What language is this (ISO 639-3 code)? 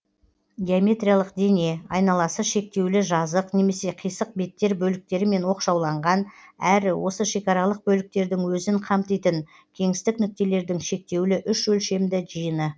kaz